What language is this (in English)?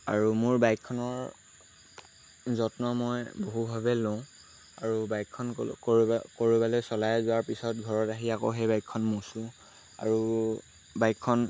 Assamese